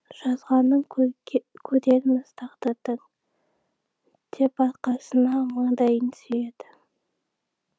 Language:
Kazakh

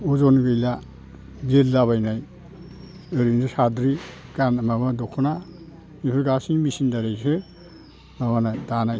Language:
Bodo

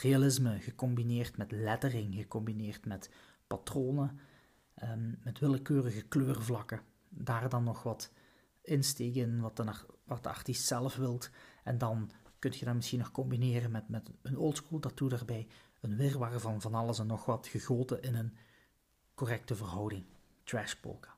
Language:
Dutch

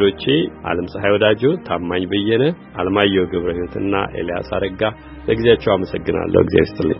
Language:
Amharic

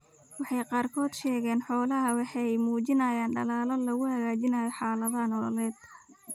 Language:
Somali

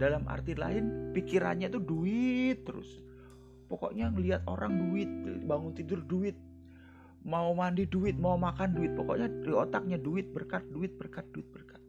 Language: Indonesian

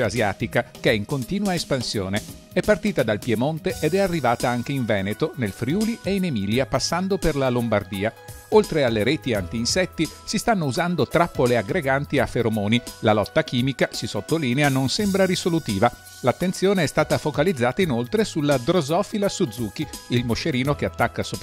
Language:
Italian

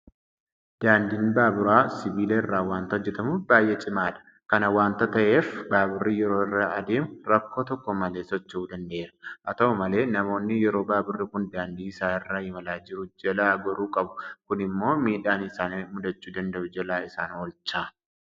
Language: Oromo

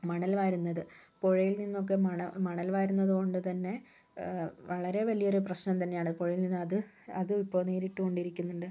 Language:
Malayalam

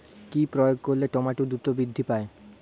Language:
Bangla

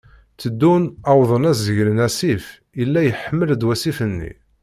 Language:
Kabyle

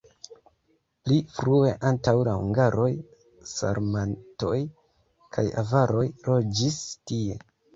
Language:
Esperanto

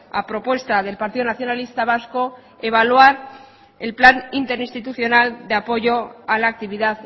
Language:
Spanish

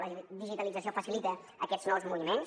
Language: Catalan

